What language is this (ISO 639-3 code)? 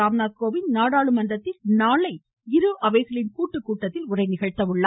tam